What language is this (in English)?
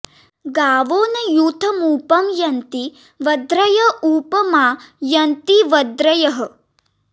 Sanskrit